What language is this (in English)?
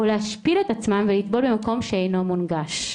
Hebrew